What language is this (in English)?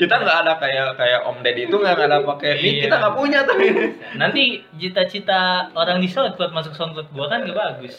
Indonesian